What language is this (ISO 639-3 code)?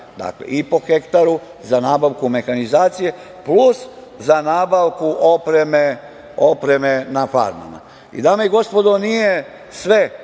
srp